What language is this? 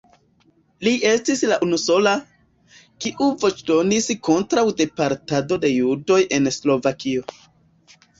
Esperanto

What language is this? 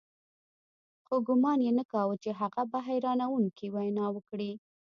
Pashto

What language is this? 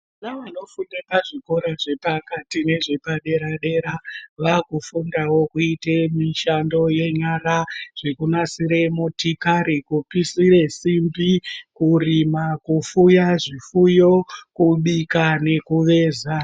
Ndau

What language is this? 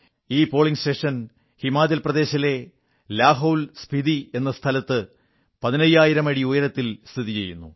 Malayalam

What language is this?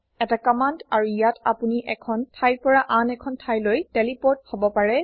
Assamese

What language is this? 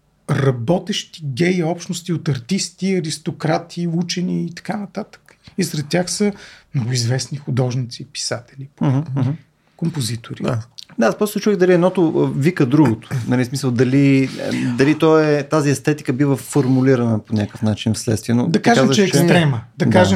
Bulgarian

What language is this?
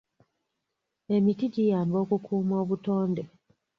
Ganda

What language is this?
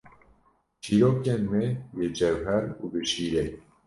Kurdish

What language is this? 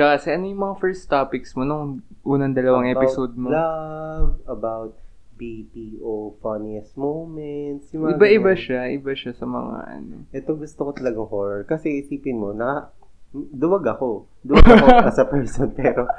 Filipino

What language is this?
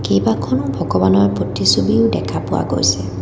Assamese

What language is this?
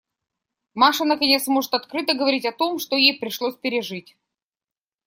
Russian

